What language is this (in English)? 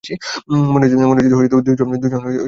Bangla